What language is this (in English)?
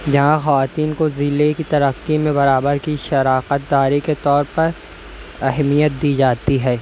Urdu